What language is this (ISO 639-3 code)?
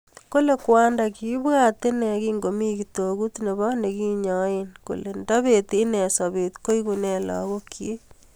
kln